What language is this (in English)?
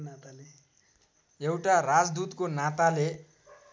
Nepali